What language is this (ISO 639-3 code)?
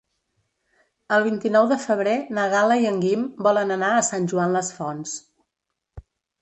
cat